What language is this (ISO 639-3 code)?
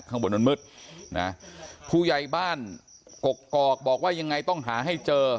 tha